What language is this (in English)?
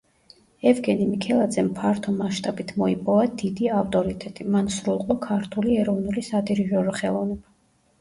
Georgian